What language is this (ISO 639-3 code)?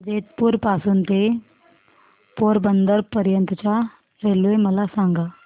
mar